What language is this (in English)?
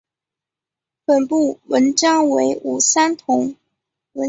Chinese